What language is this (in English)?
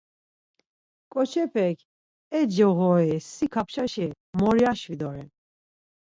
Laz